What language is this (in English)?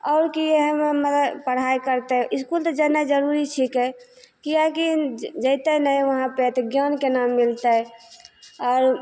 Maithili